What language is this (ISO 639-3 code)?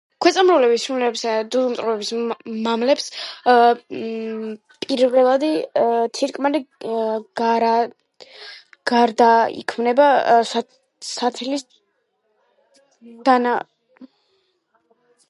kat